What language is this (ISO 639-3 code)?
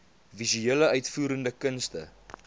afr